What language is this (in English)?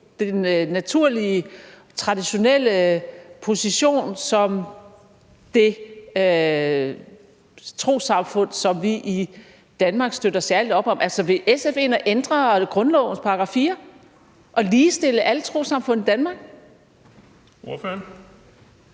Danish